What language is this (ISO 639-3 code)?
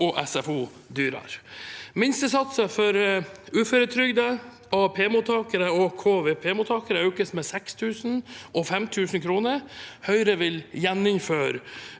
nor